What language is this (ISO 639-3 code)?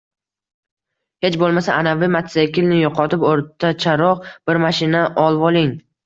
uzb